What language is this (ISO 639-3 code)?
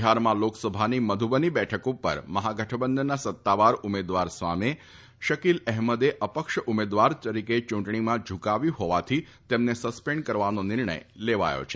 guj